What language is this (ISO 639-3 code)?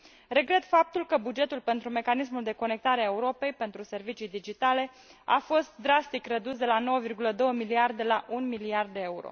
ron